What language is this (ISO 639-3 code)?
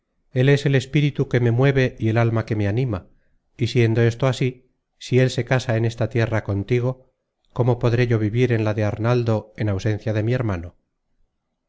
spa